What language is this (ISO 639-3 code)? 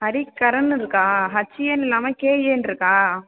tam